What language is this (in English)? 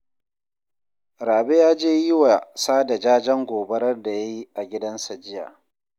Hausa